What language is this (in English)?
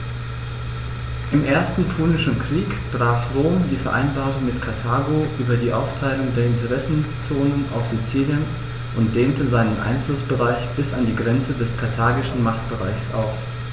German